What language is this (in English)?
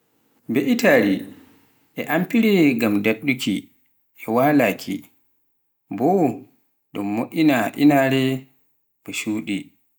Pular